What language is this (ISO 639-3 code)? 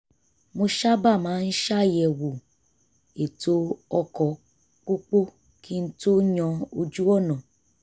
yor